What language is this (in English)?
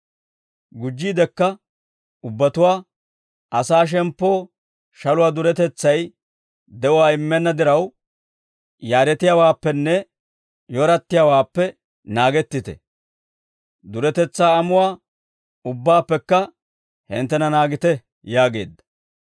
Dawro